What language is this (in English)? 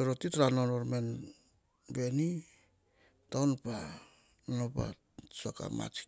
Hahon